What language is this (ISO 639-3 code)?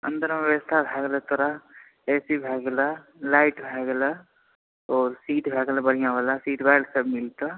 mai